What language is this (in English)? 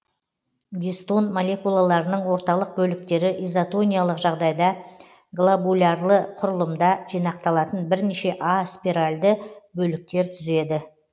Kazakh